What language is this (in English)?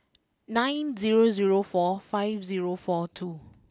English